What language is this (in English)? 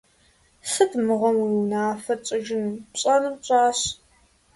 Kabardian